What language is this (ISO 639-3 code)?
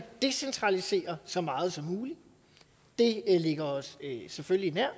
dan